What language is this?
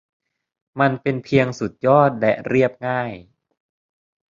Thai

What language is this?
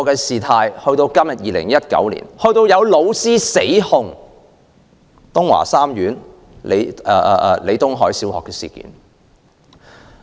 Cantonese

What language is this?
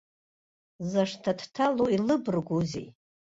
Abkhazian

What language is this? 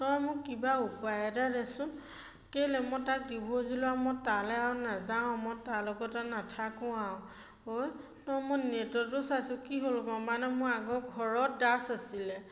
Assamese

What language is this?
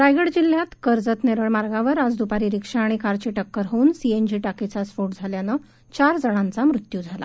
Marathi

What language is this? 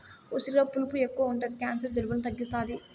Telugu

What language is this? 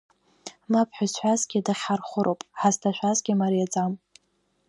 Abkhazian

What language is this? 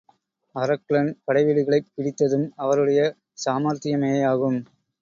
Tamil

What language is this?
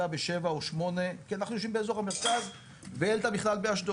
Hebrew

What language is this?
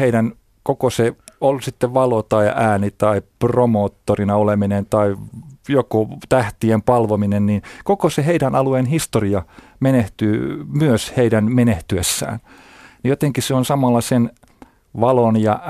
Finnish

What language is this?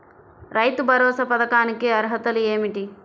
Telugu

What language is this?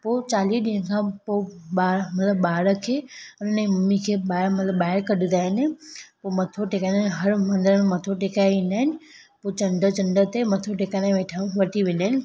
Sindhi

